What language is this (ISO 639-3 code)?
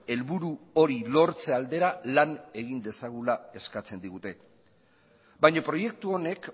eus